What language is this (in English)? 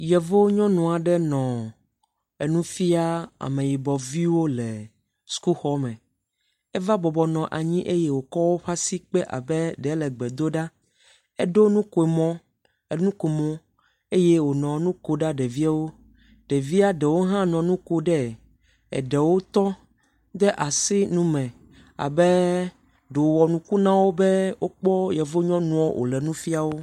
Ewe